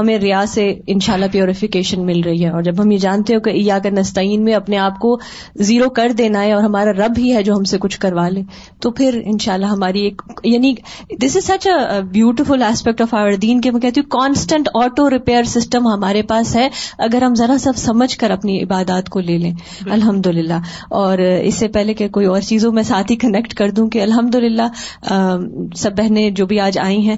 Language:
Urdu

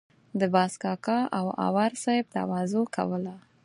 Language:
Pashto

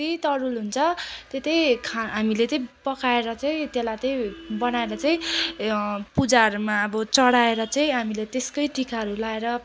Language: Nepali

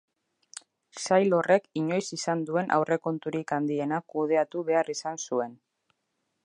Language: Basque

